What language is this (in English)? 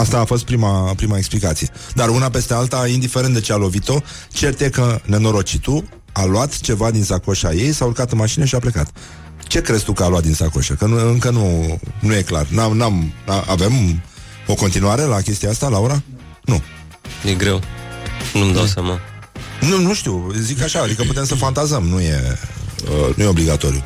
Romanian